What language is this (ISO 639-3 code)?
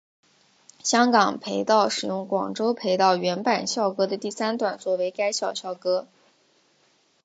zho